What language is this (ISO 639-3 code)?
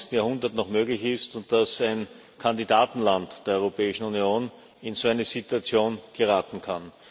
deu